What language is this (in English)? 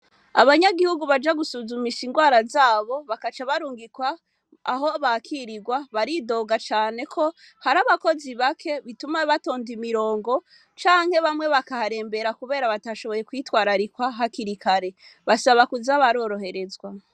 Rundi